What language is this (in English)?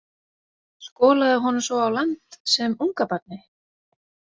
Icelandic